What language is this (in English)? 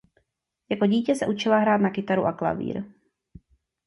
Czech